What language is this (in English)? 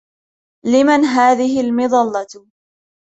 Arabic